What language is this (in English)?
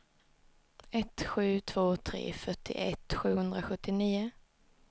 Swedish